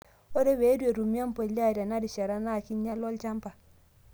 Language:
Masai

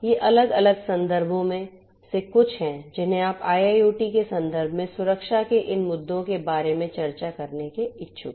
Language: Hindi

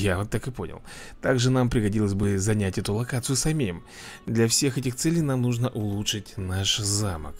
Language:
Russian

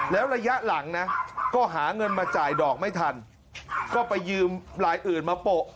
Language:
Thai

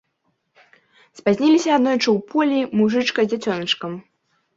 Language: Belarusian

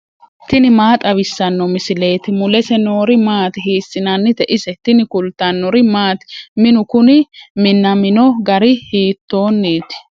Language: Sidamo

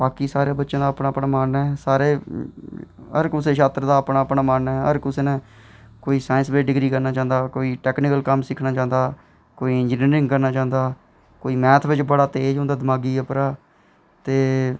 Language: Dogri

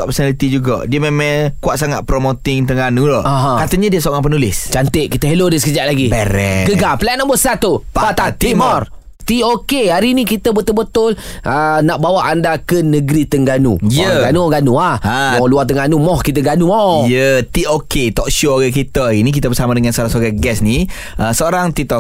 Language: Malay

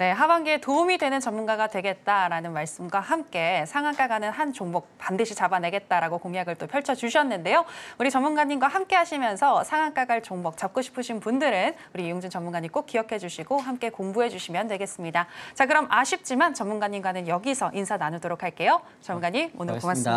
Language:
Korean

